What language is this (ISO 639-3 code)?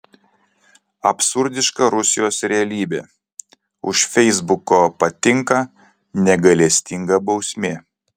lit